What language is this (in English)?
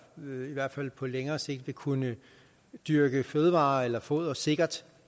Danish